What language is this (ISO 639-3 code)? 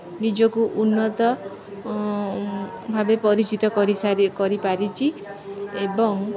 ori